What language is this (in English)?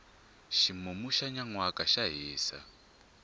Tsonga